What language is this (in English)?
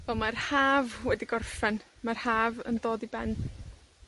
Welsh